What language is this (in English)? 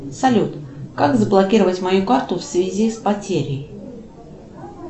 Russian